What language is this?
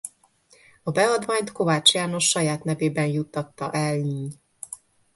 Hungarian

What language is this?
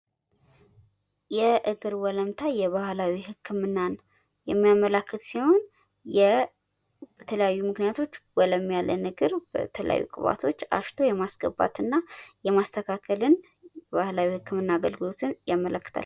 Amharic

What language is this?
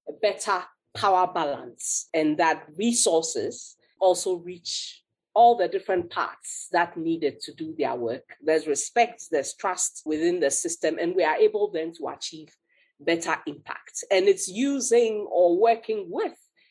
English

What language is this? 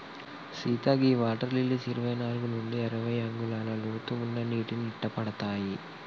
Telugu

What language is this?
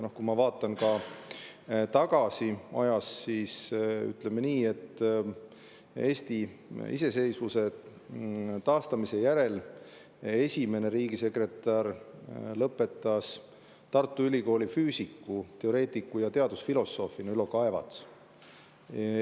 Estonian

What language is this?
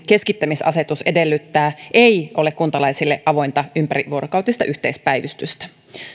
Finnish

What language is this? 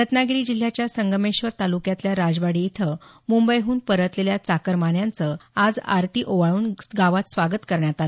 Marathi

